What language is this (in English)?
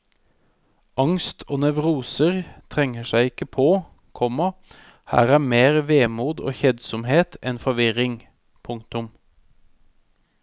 Norwegian